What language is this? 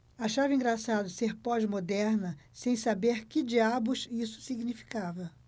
Portuguese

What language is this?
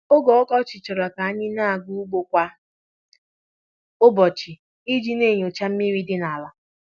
Igbo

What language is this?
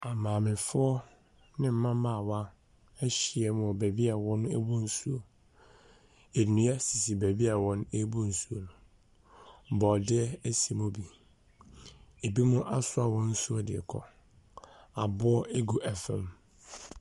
Akan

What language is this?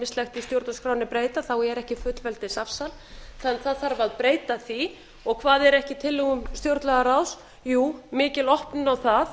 Icelandic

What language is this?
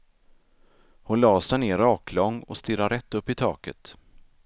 Swedish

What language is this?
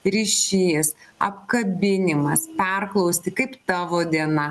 Lithuanian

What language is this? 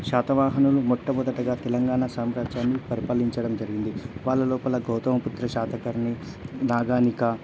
Telugu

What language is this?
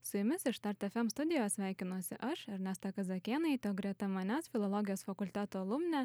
Lithuanian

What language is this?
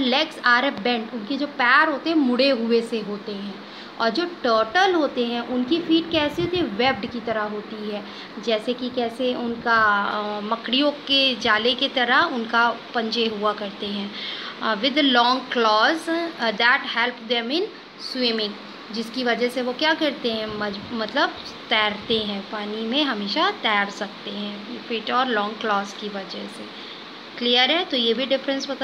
Hindi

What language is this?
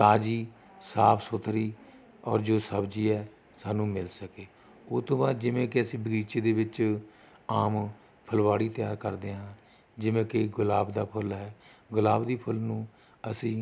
Punjabi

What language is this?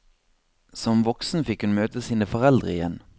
Norwegian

